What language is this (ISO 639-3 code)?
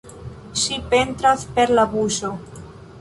epo